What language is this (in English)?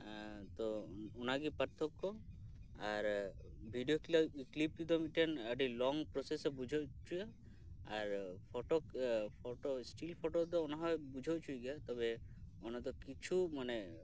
Santali